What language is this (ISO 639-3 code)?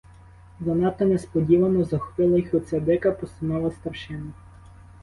ukr